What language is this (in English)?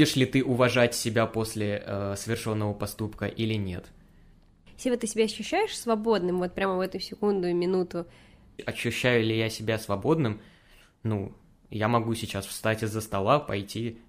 Russian